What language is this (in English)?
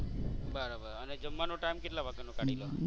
Gujarati